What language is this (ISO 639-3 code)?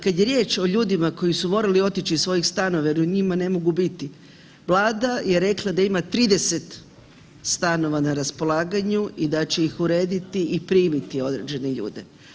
hrv